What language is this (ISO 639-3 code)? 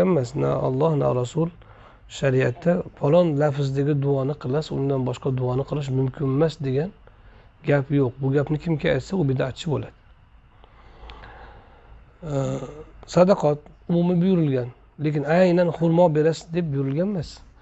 tur